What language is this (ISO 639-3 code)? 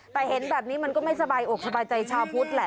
tha